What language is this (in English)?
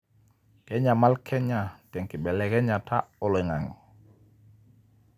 Masai